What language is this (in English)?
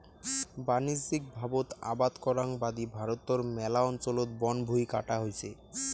Bangla